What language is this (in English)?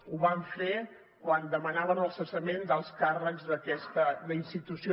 Catalan